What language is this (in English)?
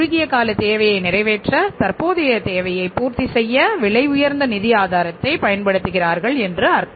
Tamil